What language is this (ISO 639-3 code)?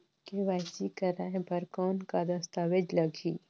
hne